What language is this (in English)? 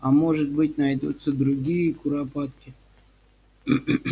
Russian